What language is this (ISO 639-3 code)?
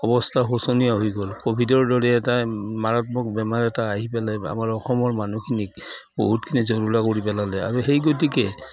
asm